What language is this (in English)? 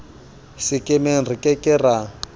Southern Sotho